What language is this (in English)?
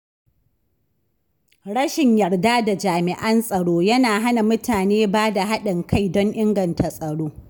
Hausa